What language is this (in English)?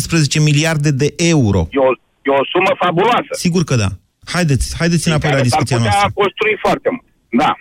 Romanian